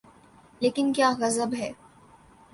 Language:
Urdu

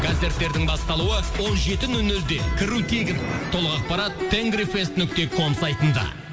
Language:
Kazakh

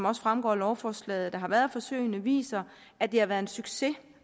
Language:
Danish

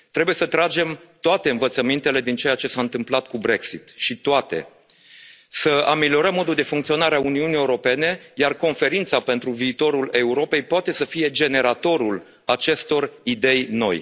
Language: Romanian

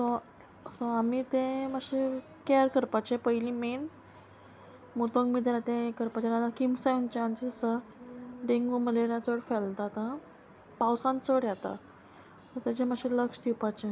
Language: Konkani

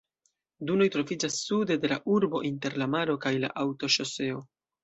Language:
Esperanto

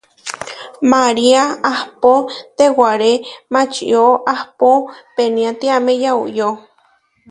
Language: Huarijio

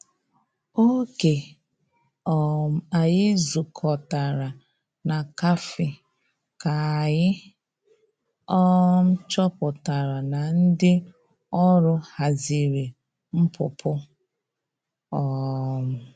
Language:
Igbo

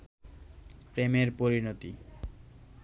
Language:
Bangla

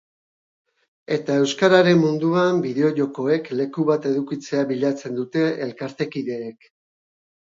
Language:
Basque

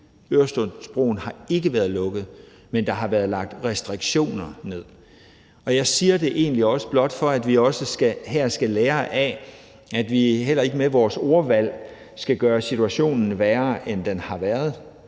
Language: Danish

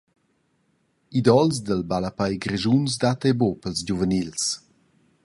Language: Romansh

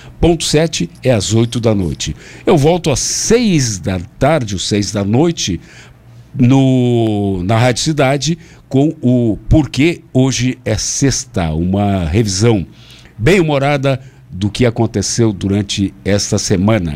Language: Portuguese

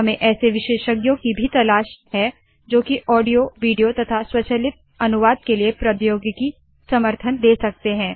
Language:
Hindi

